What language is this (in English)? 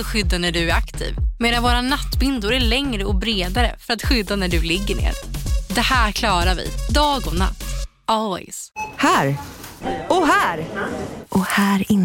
Swedish